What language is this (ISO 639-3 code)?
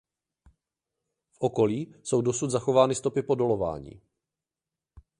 ces